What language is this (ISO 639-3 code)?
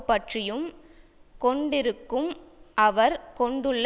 tam